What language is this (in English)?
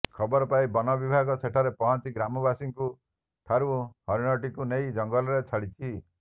Odia